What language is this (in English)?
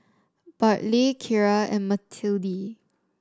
English